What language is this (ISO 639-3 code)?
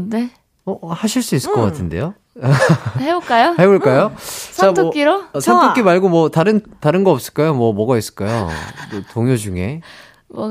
kor